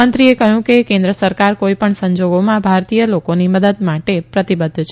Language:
Gujarati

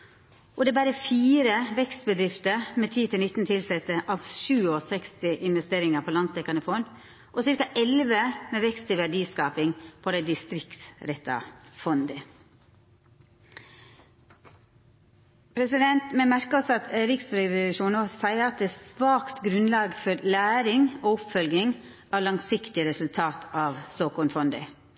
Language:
Norwegian Nynorsk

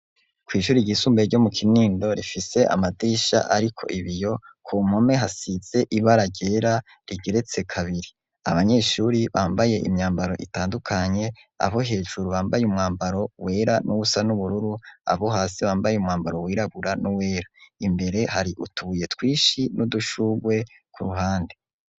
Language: Rundi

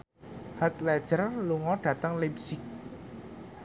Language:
Javanese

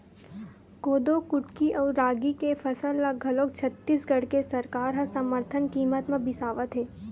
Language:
Chhattisgarhi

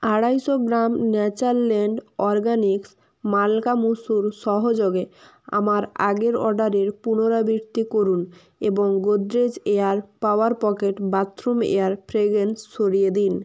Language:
Bangla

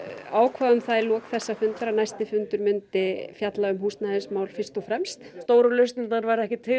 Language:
Icelandic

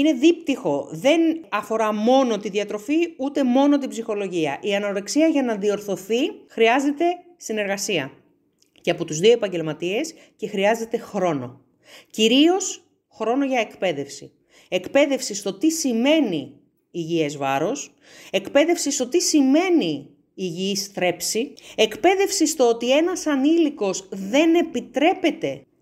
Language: Greek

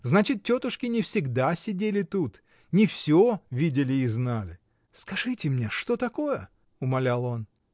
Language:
Russian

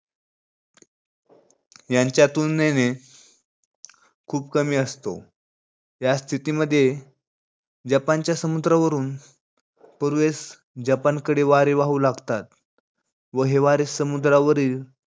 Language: Marathi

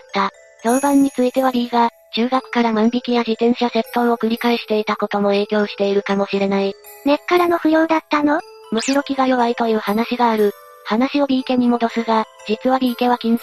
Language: Japanese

